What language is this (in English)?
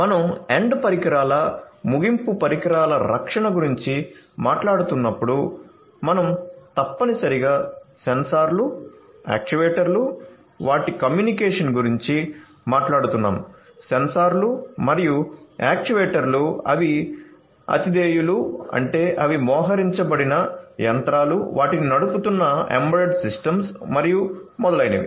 Telugu